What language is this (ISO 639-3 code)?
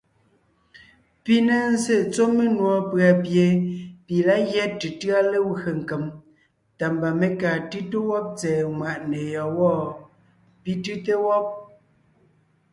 nnh